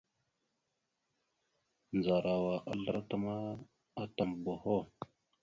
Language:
Mada (Cameroon)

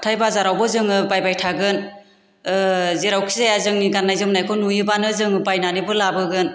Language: Bodo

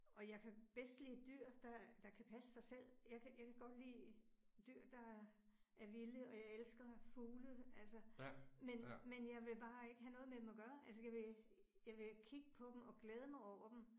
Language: Danish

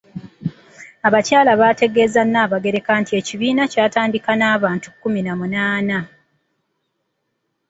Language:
Ganda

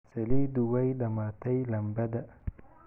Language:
Somali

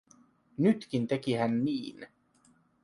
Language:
Finnish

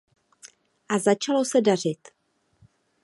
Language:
Czech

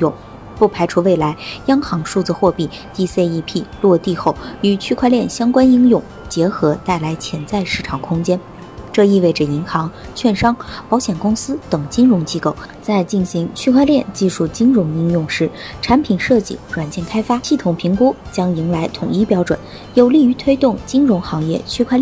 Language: Chinese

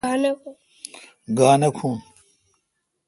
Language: Kalkoti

